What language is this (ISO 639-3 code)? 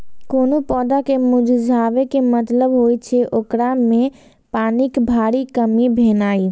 mai